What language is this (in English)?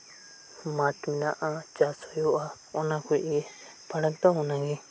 Santali